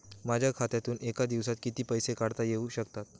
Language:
Marathi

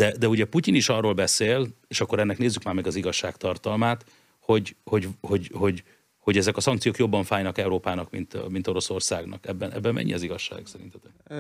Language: Hungarian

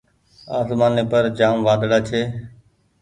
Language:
Goaria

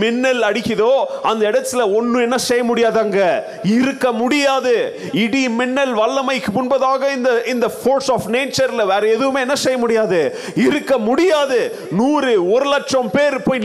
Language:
Tamil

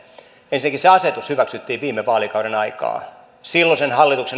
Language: Finnish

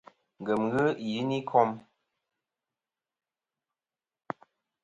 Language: Kom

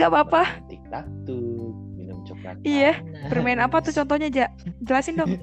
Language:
Indonesian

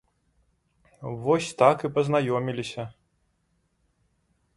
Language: Belarusian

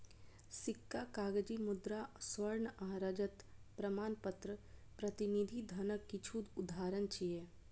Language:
Maithili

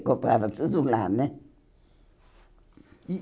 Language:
Portuguese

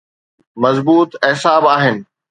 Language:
Sindhi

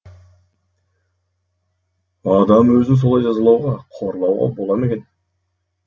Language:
Kazakh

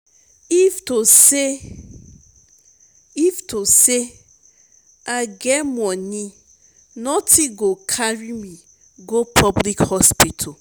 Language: Nigerian Pidgin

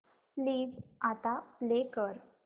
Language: Marathi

